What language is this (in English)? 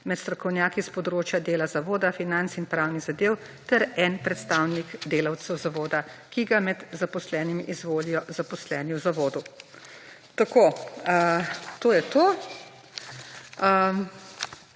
Slovenian